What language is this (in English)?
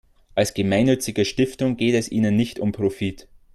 German